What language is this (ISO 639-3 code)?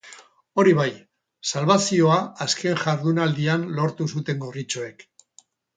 eus